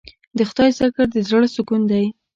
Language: Pashto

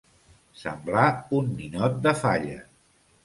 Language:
Catalan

